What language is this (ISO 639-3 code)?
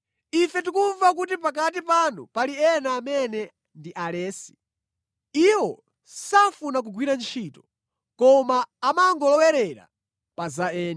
nya